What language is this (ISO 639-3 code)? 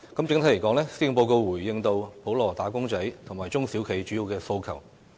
yue